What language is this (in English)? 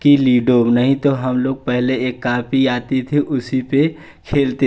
Hindi